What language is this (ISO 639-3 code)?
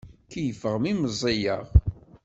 kab